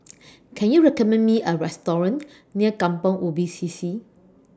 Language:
English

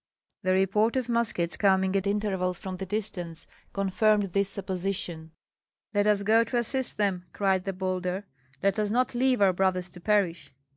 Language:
English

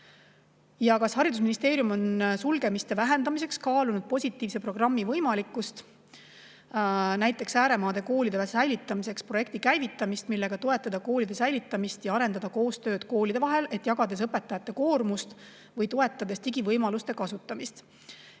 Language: Estonian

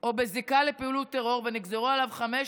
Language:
Hebrew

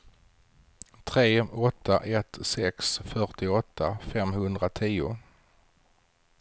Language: Swedish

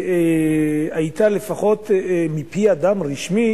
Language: Hebrew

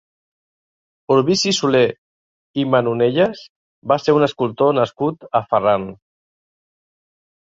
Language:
Catalan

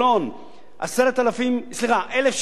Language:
Hebrew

